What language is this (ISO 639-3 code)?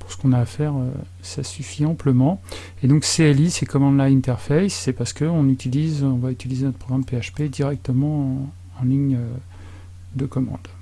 fra